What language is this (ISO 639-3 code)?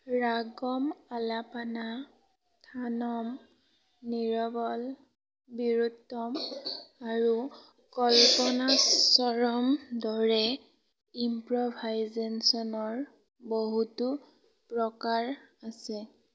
asm